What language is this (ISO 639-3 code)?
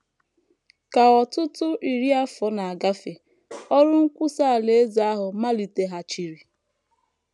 ibo